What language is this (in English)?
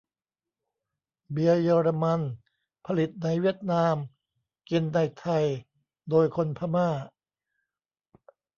Thai